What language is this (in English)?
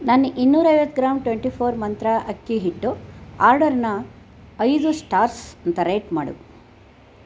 Kannada